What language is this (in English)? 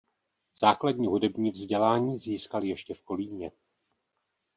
Czech